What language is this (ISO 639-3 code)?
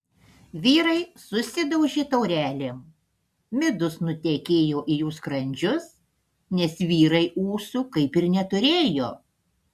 lit